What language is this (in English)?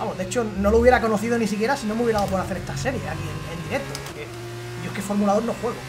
Spanish